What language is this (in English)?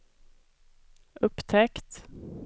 Swedish